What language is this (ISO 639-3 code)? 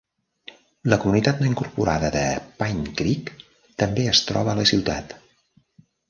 cat